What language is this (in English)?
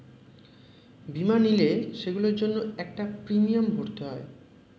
Bangla